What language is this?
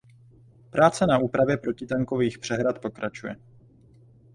Czech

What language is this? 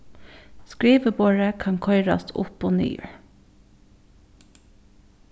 Faroese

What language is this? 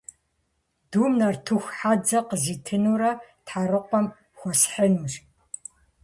Kabardian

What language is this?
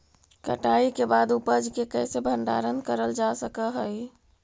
Magahi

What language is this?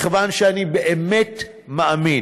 Hebrew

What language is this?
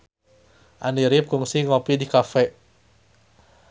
Sundanese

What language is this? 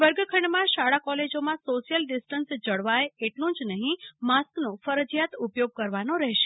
Gujarati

